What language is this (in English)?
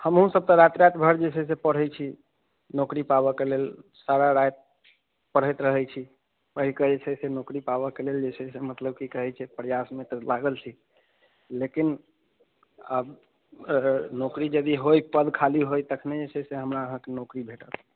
Maithili